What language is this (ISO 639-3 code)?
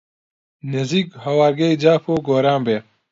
ckb